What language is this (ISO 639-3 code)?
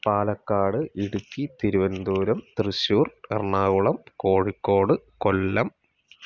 mal